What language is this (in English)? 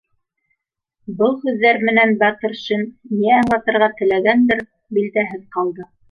Bashkir